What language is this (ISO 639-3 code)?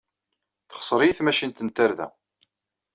kab